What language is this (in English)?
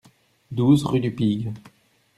French